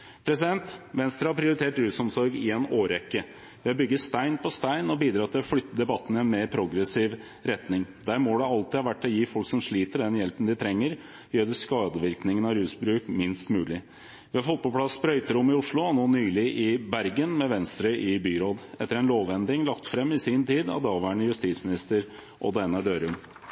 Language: Norwegian Bokmål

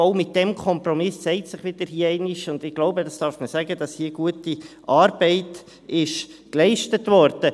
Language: Swiss German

